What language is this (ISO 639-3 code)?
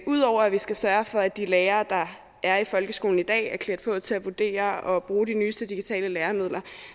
dan